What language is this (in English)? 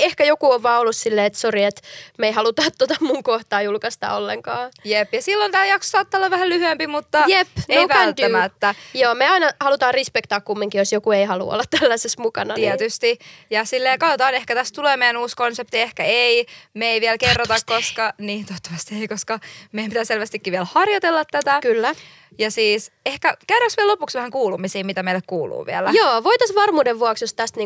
Finnish